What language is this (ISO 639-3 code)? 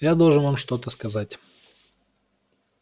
rus